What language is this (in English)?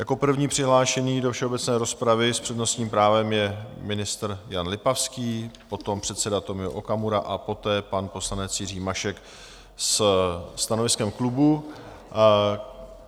Czech